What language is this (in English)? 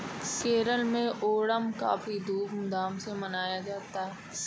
Hindi